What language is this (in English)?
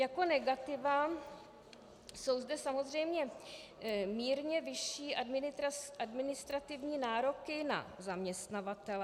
Czech